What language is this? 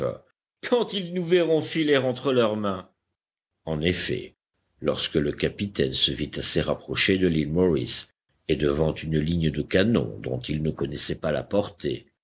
French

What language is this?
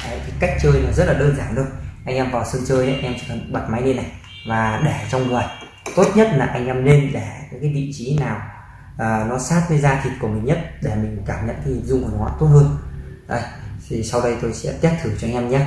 Vietnamese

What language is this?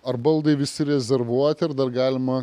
Lithuanian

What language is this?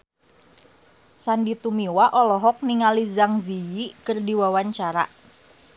Sundanese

